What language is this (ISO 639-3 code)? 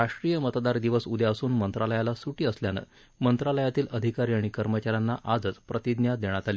mar